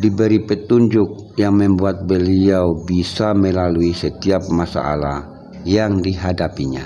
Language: Indonesian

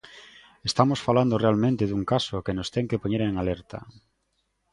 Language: Galician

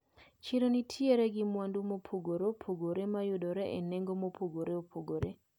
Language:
Luo (Kenya and Tanzania)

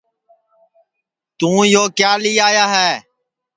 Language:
Sansi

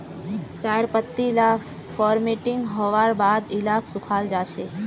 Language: Magahi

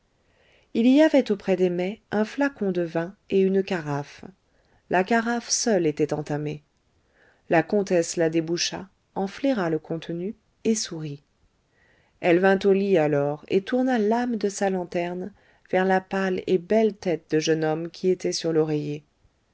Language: French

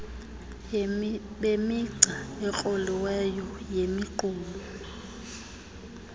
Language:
Xhosa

